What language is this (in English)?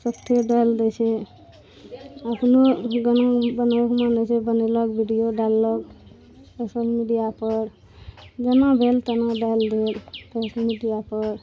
Maithili